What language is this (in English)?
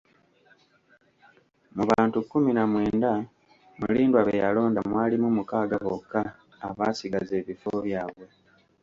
Ganda